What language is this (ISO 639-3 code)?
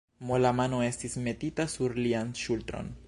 epo